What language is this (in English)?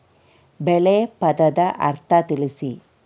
Kannada